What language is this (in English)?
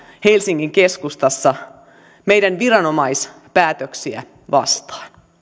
Finnish